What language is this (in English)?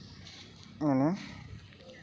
Santali